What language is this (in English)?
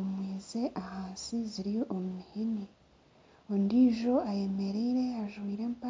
Nyankole